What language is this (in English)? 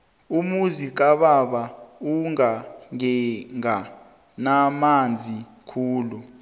South Ndebele